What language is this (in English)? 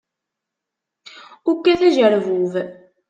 Kabyle